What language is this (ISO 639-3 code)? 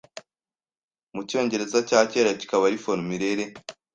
kin